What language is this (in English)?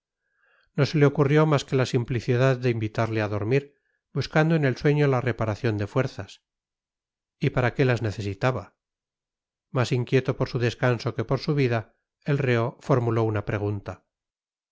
Spanish